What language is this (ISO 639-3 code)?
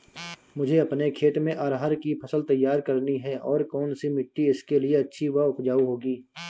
hin